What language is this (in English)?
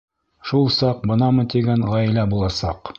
Bashkir